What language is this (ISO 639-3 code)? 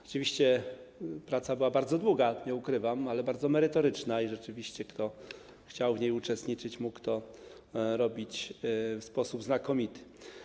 pol